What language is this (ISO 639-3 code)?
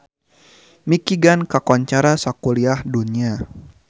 sun